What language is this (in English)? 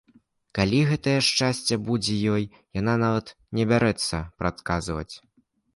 Belarusian